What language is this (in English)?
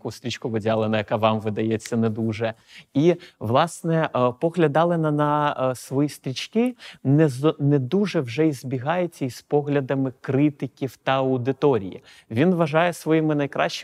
Ukrainian